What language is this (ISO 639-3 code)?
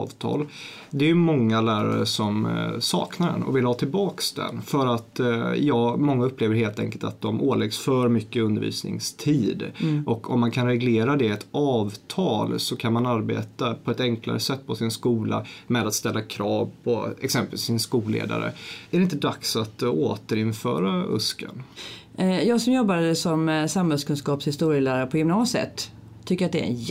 swe